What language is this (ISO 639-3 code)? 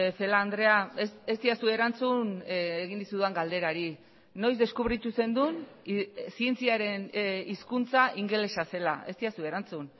eus